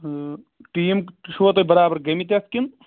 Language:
Kashmiri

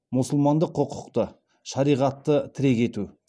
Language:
Kazakh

